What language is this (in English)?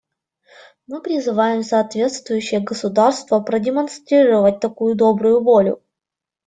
Russian